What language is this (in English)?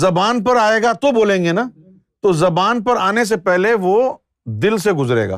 Urdu